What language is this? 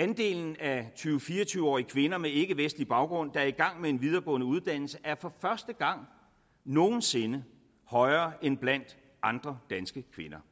Danish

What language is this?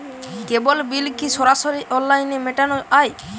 Bangla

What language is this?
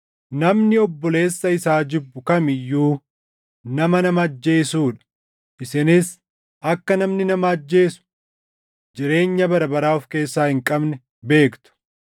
Oromo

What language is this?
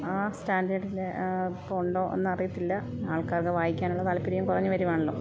Malayalam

